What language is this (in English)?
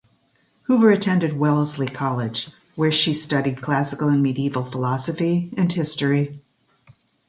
English